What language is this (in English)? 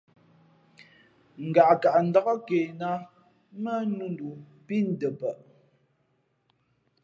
Fe'fe'